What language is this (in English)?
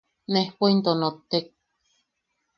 Yaqui